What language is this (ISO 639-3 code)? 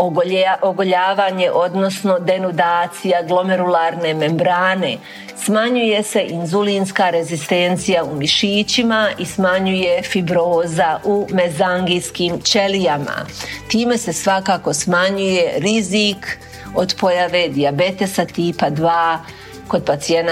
hrv